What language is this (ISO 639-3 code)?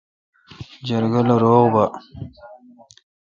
xka